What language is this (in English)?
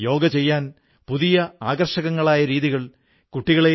Malayalam